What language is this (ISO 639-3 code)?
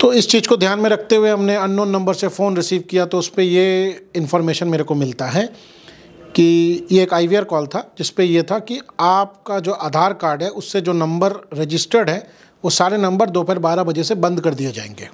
hin